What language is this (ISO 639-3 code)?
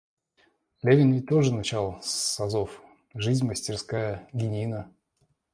rus